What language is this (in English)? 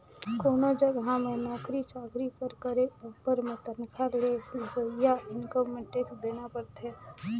Chhattisgarhi